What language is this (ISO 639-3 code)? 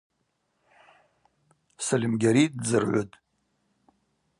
abq